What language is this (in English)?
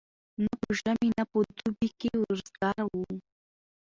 Pashto